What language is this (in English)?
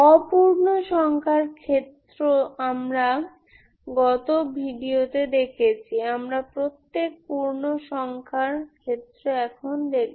Bangla